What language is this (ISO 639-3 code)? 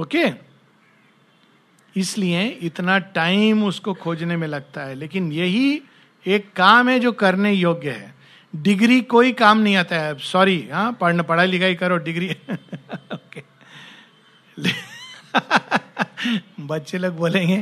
hin